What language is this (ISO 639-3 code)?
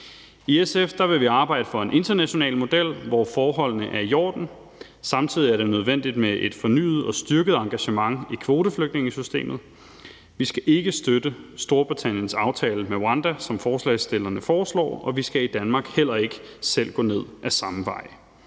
dan